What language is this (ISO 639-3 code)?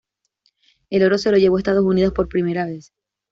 spa